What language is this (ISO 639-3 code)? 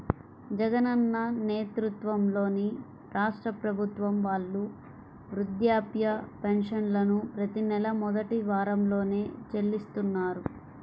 tel